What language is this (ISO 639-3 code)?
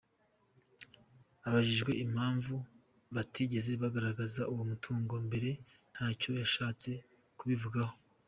kin